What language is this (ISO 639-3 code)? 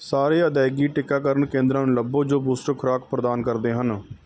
pan